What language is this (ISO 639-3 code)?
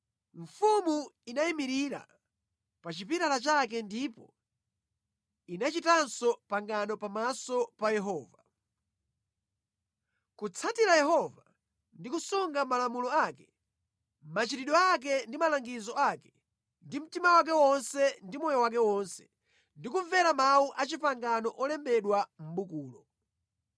nya